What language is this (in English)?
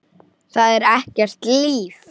Icelandic